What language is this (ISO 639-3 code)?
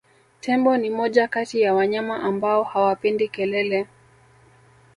swa